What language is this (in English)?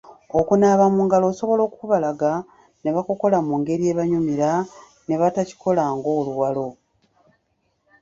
Ganda